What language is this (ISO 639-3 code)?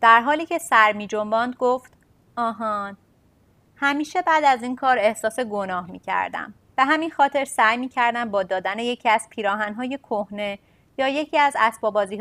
fas